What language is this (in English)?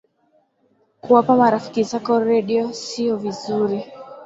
Swahili